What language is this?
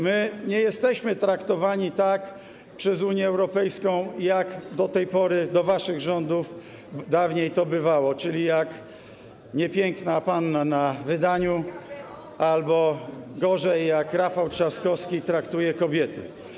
Polish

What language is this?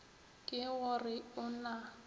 Northern Sotho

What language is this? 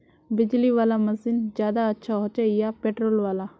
Magahi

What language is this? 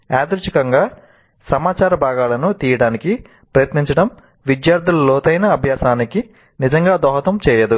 Telugu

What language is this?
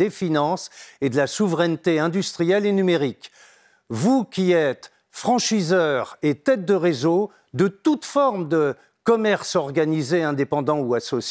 French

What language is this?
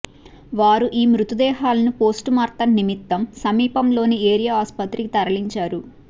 Telugu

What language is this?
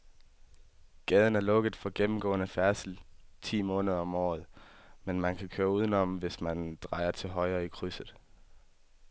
Danish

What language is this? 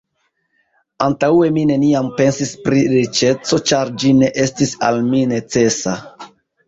Esperanto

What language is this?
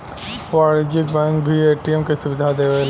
Bhojpuri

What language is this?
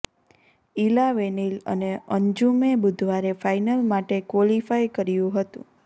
Gujarati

